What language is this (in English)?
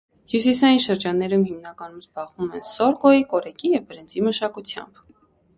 Armenian